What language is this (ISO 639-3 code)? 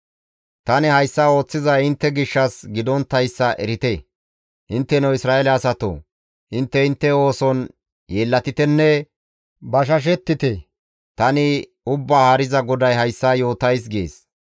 gmv